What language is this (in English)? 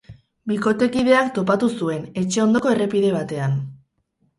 Basque